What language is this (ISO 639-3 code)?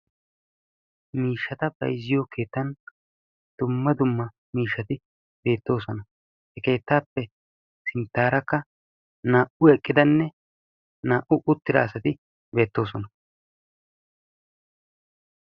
wal